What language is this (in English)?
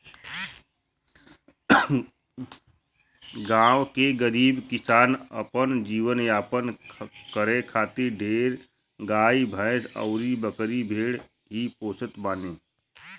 Bhojpuri